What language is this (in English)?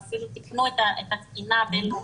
Hebrew